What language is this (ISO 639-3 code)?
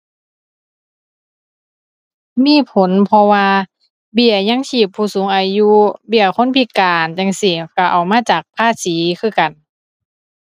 tha